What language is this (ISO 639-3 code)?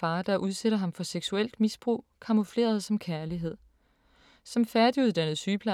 dan